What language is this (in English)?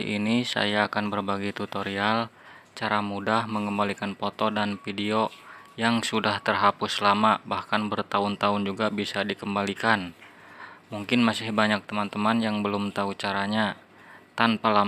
Indonesian